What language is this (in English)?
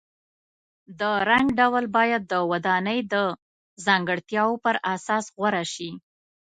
Pashto